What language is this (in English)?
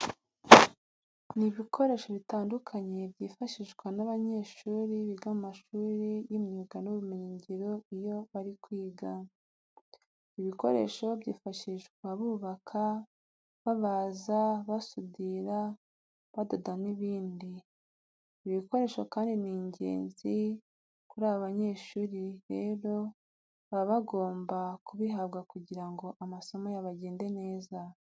Kinyarwanda